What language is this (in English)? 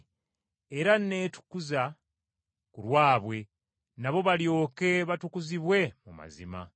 Ganda